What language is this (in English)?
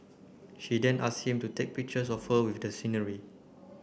English